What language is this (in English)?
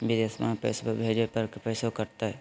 Magahi